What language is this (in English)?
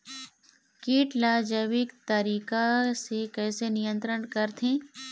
Chhattisgarhi